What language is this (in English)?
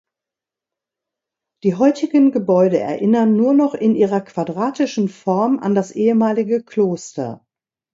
German